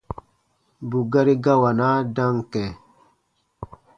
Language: Baatonum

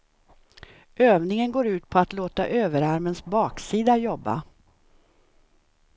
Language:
Swedish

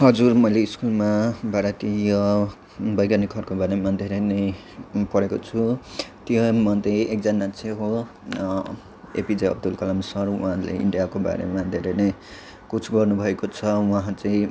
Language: Nepali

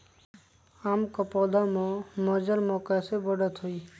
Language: Magahi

